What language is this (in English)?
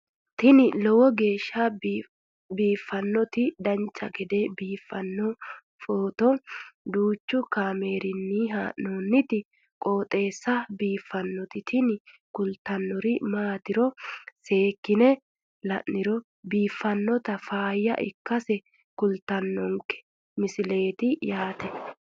Sidamo